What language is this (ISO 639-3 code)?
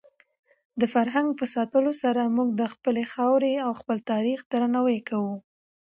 pus